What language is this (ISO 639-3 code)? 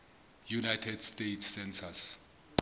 sot